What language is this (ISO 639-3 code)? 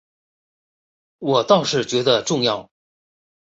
zho